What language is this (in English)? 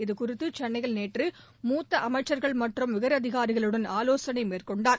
Tamil